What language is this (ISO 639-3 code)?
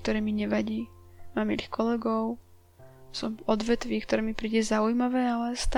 slk